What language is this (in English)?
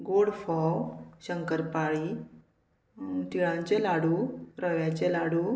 Konkani